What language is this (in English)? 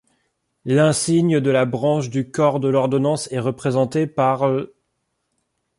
French